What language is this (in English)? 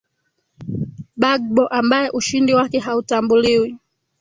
Swahili